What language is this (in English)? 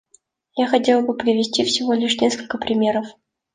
Russian